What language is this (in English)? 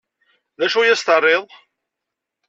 Kabyle